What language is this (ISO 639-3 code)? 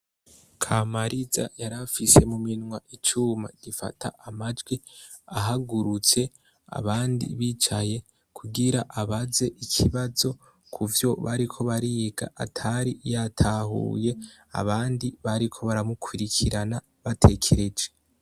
run